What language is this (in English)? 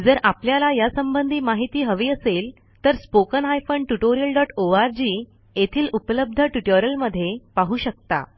Marathi